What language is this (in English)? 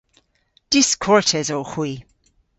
Cornish